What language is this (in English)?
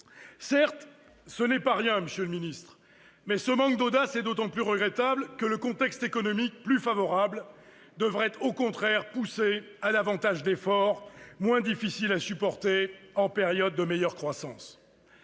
French